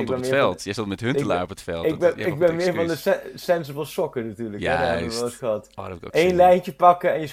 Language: Dutch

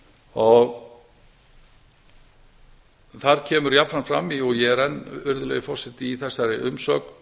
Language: Icelandic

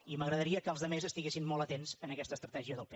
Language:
Catalan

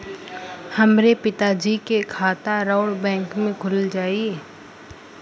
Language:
Bhojpuri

